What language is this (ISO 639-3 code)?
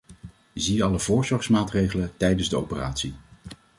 nld